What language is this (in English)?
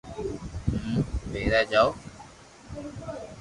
Loarki